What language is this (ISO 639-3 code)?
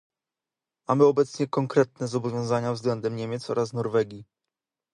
pol